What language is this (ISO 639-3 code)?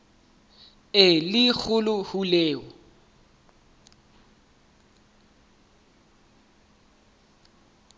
sot